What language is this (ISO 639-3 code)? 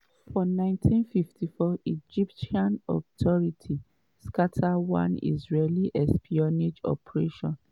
pcm